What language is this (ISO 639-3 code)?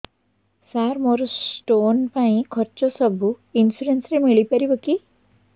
ori